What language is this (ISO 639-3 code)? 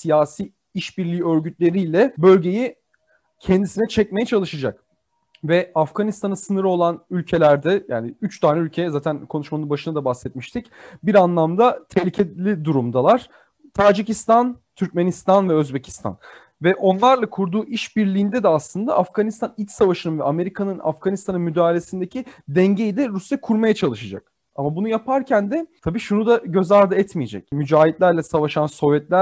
tur